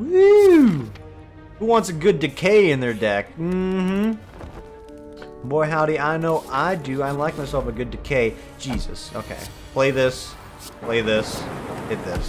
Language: English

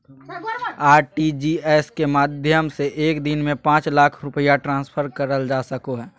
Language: Magahi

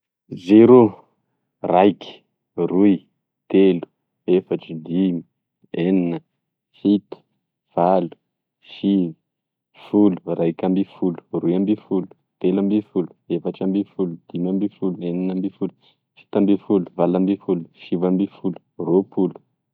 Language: Tesaka Malagasy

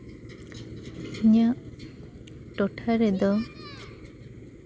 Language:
Santali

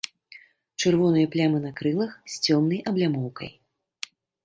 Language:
Belarusian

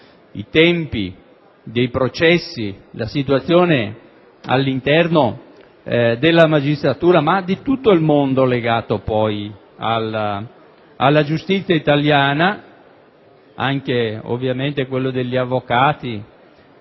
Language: Italian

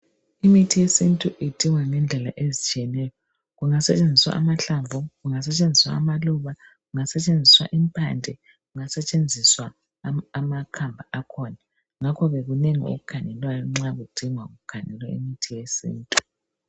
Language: North Ndebele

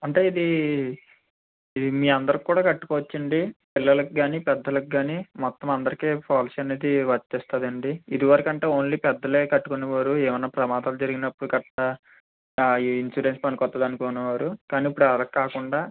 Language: Telugu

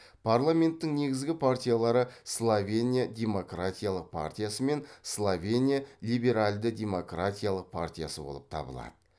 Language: Kazakh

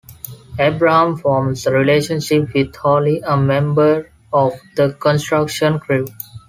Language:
English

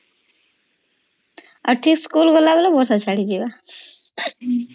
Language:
Odia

